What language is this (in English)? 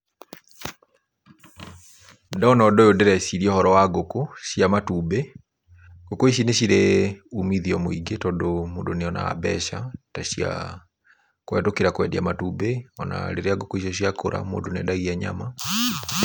Kikuyu